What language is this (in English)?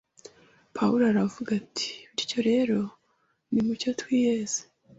Kinyarwanda